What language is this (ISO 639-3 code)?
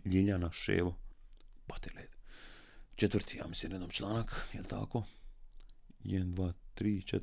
hrv